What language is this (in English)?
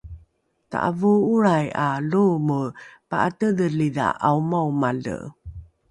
Rukai